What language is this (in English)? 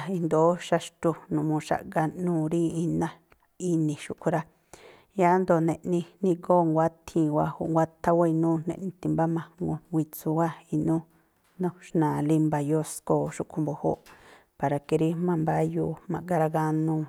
Tlacoapa Me'phaa